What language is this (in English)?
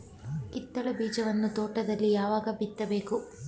Kannada